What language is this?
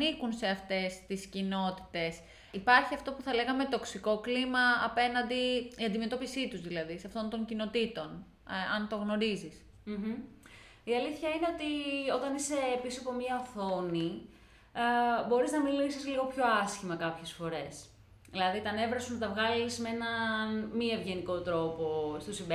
Greek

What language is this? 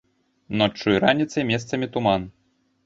Belarusian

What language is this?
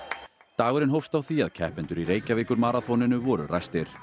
Icelandic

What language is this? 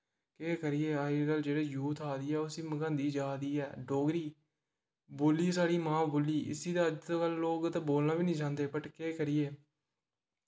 Dogri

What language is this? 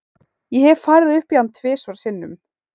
Icelandic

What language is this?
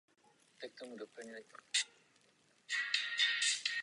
Czech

